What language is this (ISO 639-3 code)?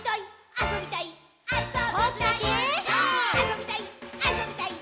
jpn